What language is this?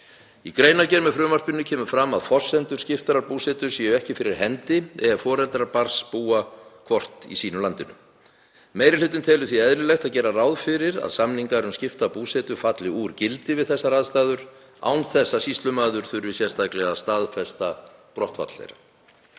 Icelandic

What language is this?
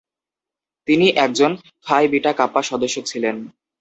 Bangla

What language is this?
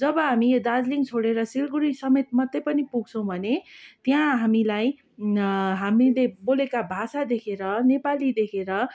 Nepali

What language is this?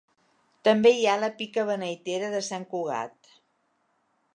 Catalan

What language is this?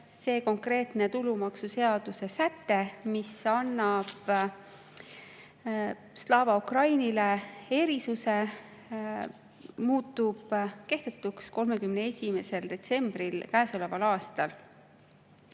Estonian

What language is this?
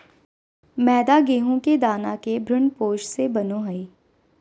Magahi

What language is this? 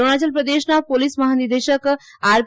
Gujarati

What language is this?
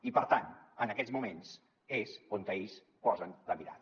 Catalan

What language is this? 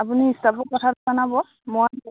Assamese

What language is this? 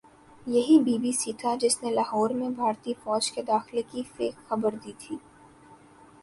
Urdu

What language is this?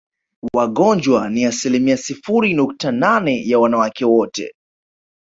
Swahili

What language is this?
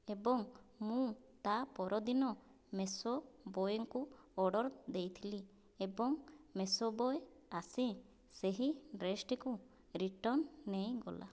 Odia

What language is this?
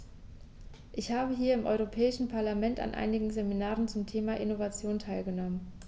German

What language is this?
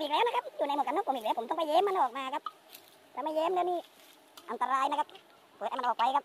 Thai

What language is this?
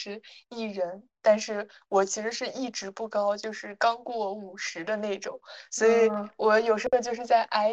Chinese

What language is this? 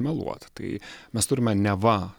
Lithuanian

